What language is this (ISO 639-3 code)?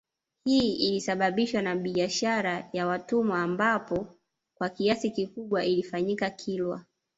swa